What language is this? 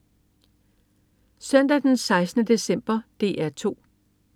Danish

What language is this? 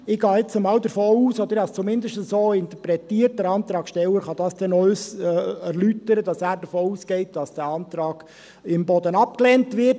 Swiss German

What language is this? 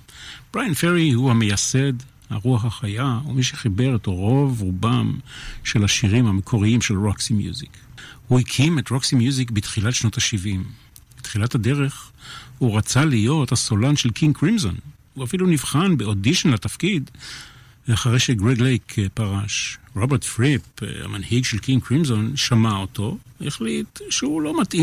Hebrew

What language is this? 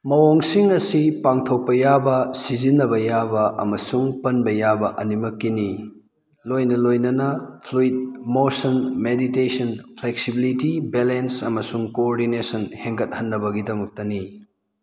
Manipuri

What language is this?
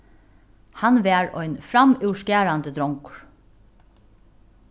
Faroese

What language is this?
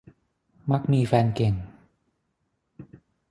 Thai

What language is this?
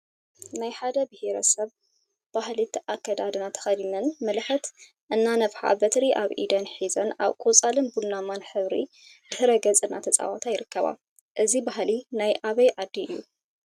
Tigrinya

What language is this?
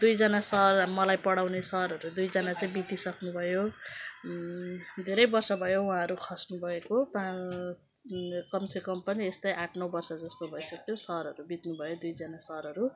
Nepali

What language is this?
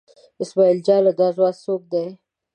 Pashto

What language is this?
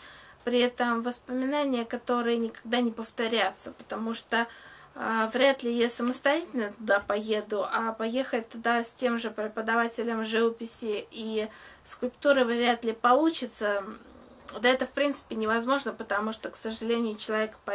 Russian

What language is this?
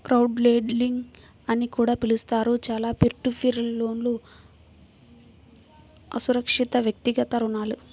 Telugu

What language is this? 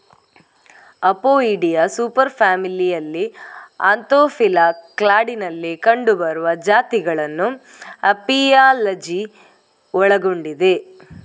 Kannada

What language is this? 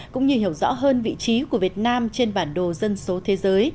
Vietnamese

